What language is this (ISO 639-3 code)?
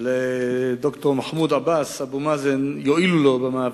heb